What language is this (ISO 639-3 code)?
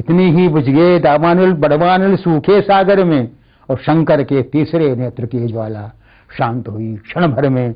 hin